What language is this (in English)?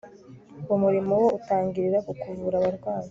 Kinyarwanda